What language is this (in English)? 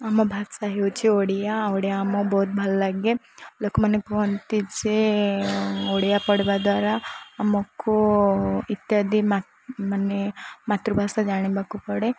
Odia